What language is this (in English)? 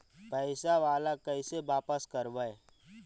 Magahi